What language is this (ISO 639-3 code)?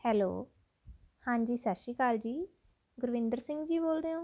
pan